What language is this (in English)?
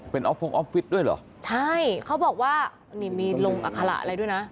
Thai